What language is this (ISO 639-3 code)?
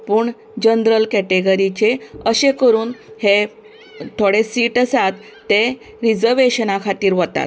kok